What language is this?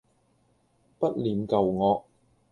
Cantonese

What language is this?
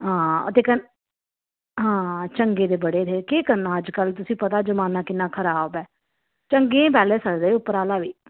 Dogri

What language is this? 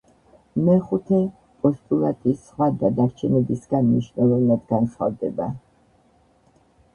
Georgian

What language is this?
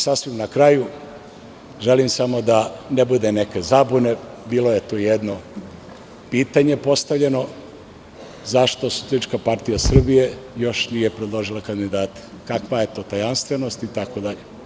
Serbian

